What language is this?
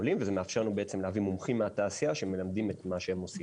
Hebrew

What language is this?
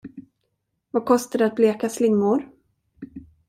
Swedish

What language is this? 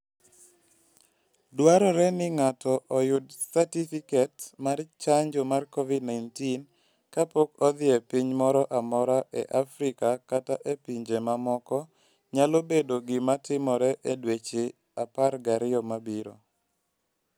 Luo (Kenya and Tanzania)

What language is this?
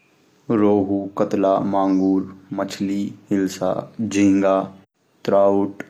Garhwali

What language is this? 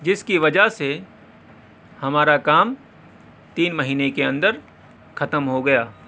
Urdu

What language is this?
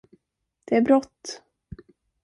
Swedish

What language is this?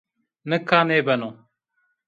Zaza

